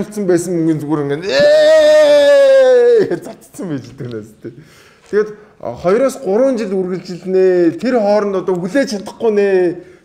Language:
Turkish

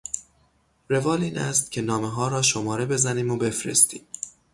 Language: Persian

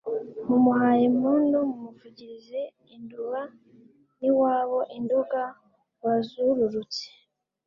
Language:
Kinyarwanda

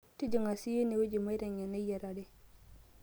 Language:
Masai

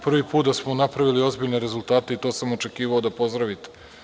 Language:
Serbian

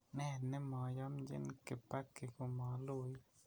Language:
Kalenjin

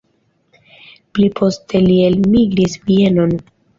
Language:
Esperanto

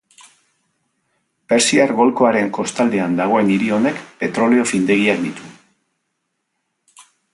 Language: Basque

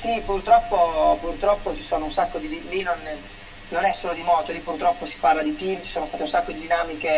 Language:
Italian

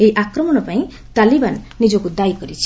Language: Odia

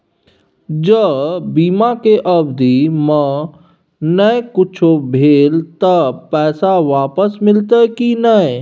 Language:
Maithili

